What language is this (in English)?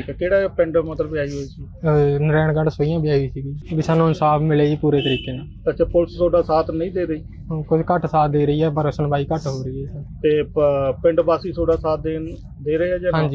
Punjabi